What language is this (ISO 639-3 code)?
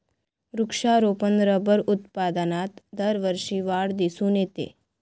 mar